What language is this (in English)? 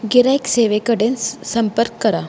Konkani